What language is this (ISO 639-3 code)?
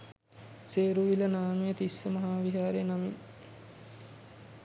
sin